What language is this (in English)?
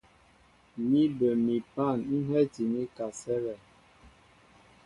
Mbo (Cameroon)